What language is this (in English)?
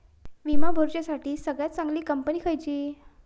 Marathi